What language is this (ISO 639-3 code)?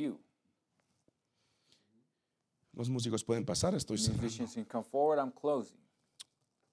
eng